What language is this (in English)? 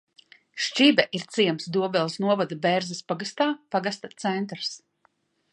Latvian